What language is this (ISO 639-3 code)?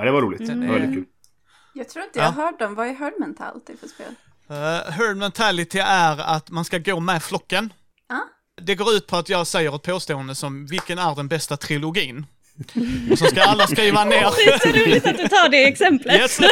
swe